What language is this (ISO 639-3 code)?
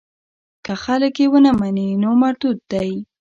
pus